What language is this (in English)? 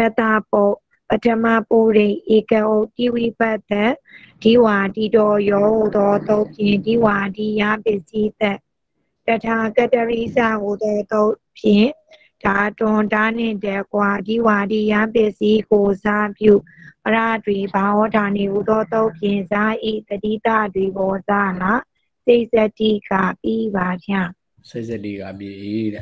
Thai